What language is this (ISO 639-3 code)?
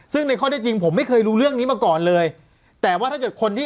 tha